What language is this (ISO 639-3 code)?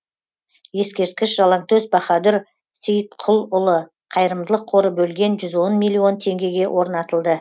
kaz